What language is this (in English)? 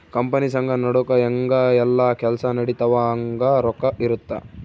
Kannada